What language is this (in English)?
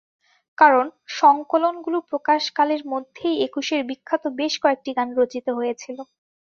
Bangla